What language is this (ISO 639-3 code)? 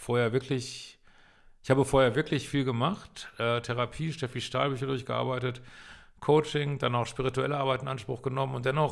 deu